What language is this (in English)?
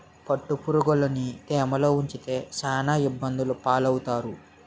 Telugu